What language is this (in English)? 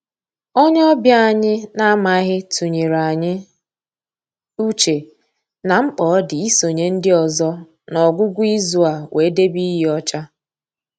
Igbo